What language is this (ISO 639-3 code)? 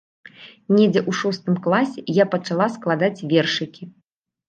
bel